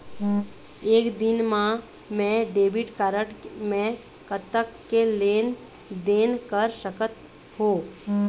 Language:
Chhattisgarhi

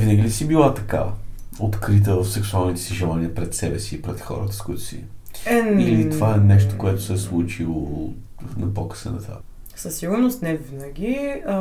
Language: Bulgarian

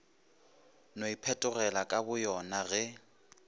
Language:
Northern Sotho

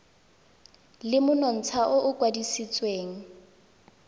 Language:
Tswana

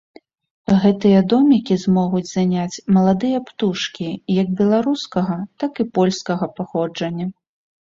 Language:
Belarusian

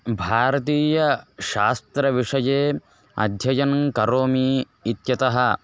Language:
Sanskrit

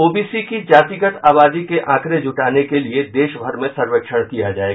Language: Hindi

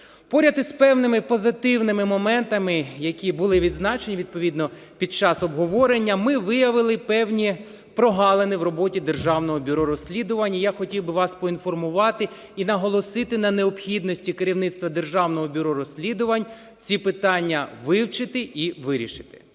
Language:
Ukrainian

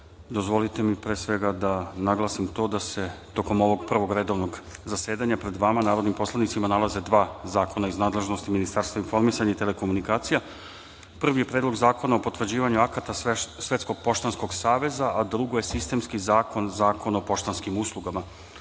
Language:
Serbian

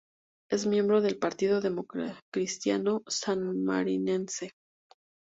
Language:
Spanish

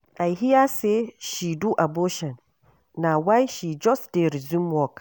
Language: Nigerian Pidgin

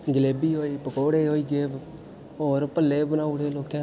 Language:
Dogri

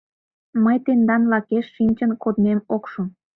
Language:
Mari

